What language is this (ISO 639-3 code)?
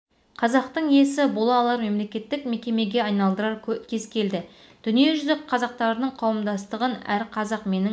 kaz